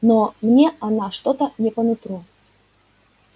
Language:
Russian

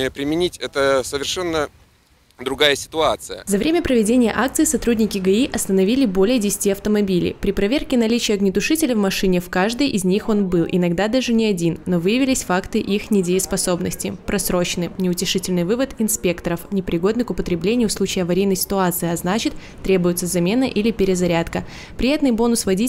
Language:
Russian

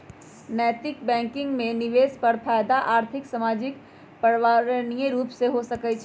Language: Magahi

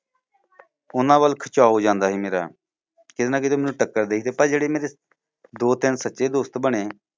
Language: Punjabi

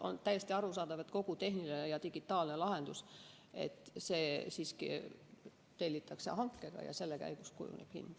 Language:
Estonian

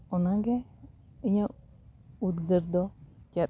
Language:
Santali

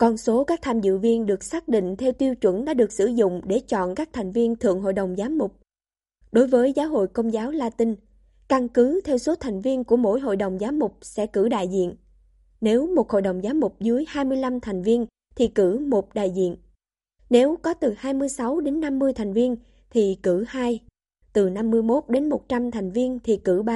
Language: Vietnamese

